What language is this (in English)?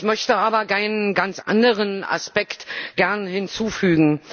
German